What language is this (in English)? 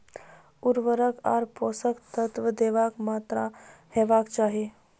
Maithili